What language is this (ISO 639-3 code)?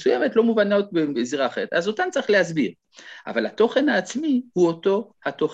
heb